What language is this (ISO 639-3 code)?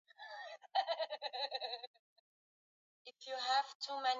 swa